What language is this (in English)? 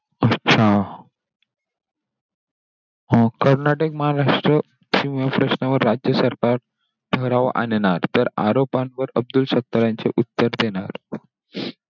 Marathi